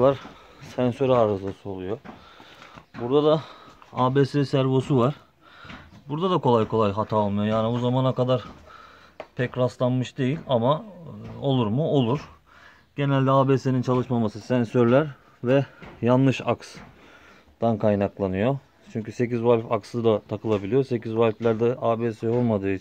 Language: Turkish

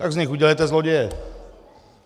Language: Czech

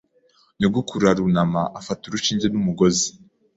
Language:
Kinyarwanda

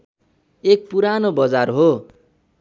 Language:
Nepali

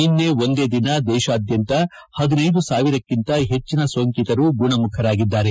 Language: Kannada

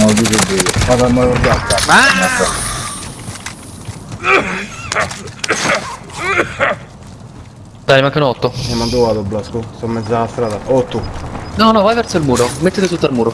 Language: Italian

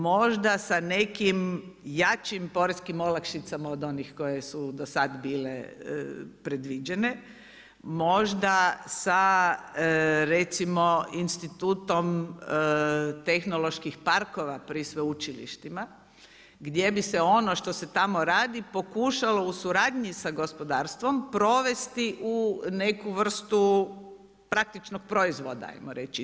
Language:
Croatian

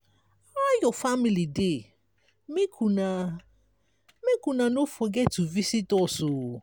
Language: Nigerian Pidgin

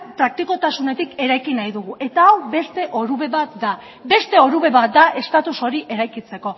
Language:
Basque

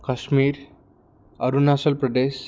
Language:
Assamese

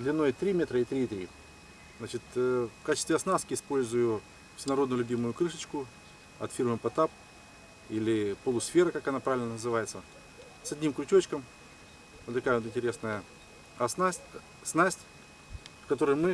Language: Russian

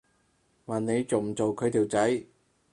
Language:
Cantonese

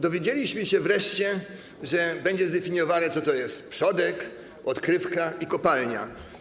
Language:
Polish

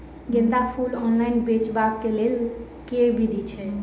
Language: Maithili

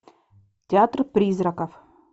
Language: Russian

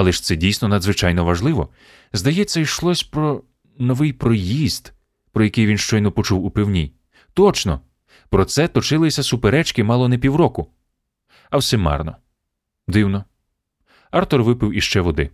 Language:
Ukrainian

